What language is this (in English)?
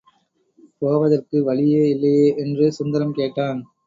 Tamil